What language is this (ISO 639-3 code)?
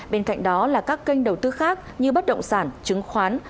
vie